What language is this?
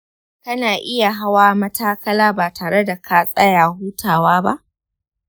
Hausa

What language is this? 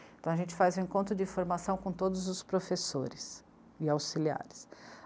Portuguese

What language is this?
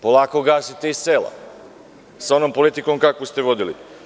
Serbian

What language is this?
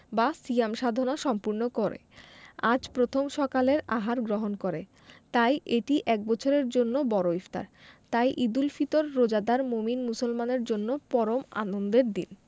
Bangla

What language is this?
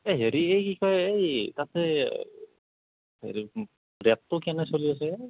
Assamese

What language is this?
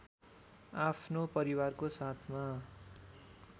Nepali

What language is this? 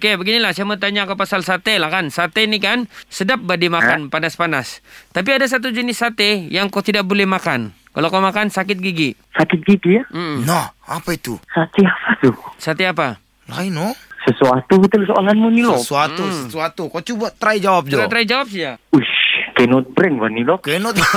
Malay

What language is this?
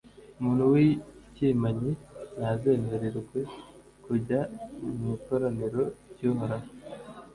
Kinyarwanda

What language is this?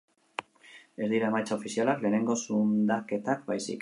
Basque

